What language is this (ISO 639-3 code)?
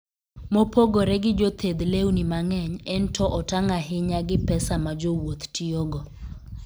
luo